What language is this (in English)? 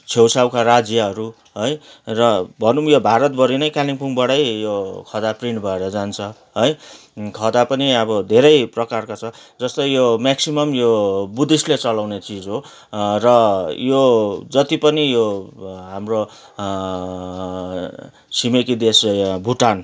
Nepali